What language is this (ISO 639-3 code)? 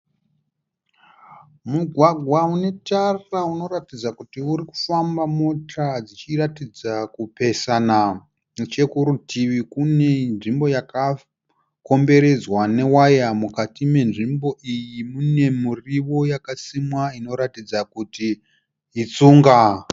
sna